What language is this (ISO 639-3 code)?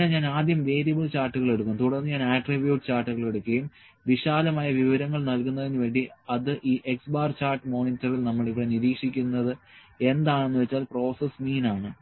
mal